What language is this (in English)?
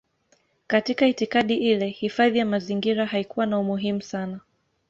Swahili